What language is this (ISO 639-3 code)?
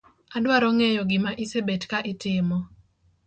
luo